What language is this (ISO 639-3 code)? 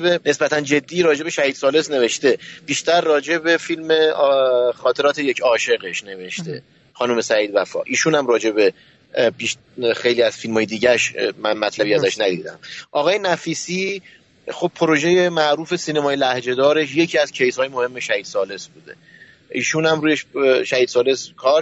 fas